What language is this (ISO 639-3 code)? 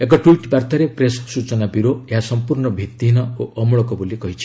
ori